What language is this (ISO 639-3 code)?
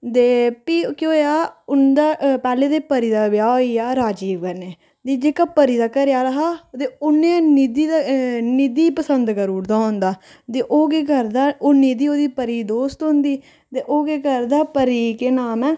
doi